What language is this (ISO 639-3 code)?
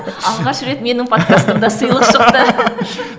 kaz